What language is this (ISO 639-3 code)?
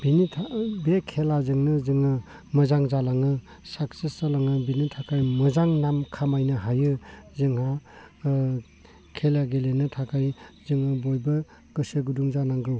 brx